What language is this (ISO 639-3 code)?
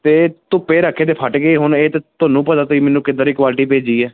pan